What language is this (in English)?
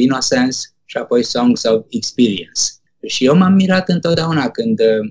Romanian